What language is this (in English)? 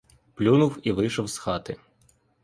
Ukrainian